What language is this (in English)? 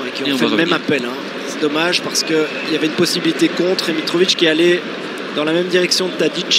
French